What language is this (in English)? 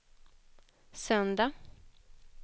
Swedish